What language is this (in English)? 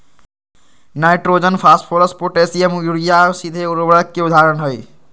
Magahi